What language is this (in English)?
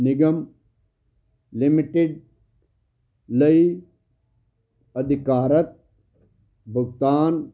Punjabi